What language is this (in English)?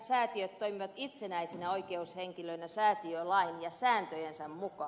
Finnish